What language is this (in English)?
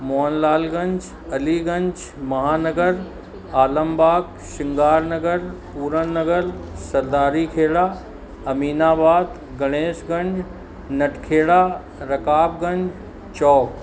Sindhi